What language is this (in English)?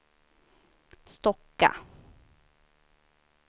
Swedish